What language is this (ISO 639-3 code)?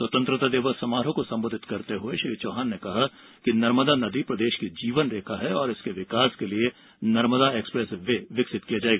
hin